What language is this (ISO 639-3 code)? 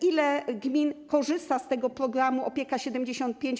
pol